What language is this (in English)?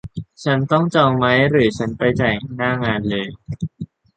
Thai